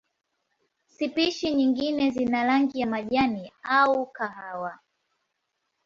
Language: Swahili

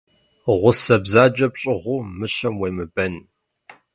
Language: Kabardian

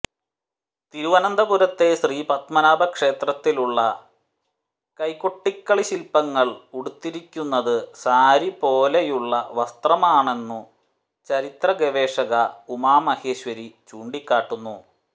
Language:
Malayalam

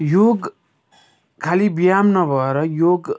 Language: Nepali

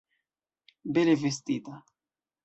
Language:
Esperanto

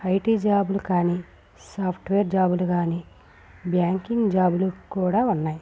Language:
Telugu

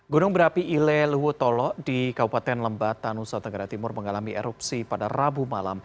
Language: Indonesian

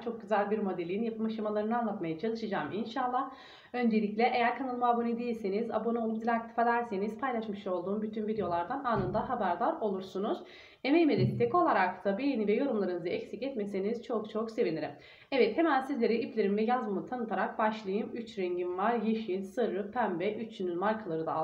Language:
Turkish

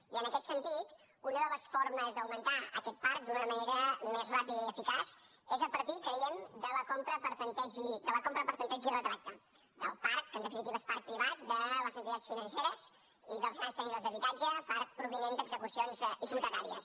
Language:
Catalan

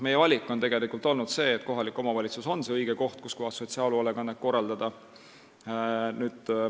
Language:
Estonian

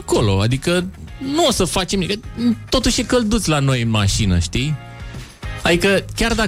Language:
Romanian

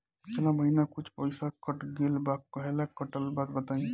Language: Bhojpuri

